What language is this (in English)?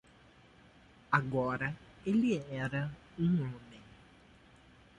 Portuguese